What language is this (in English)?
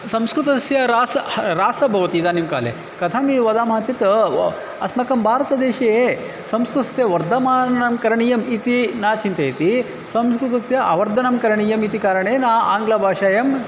Sanskrit